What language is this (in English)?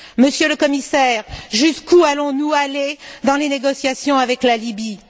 French